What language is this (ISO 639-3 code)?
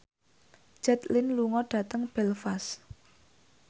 jav